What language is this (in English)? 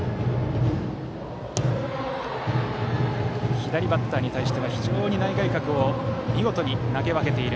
Japanese